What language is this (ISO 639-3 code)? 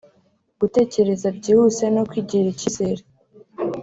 kin